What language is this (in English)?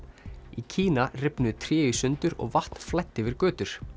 Icelandic